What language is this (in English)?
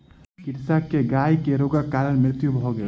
Maithili